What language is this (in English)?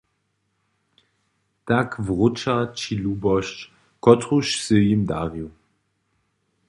Upper Sorbian